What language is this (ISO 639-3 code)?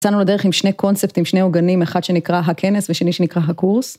heb